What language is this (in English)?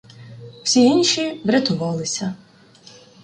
Ukrainian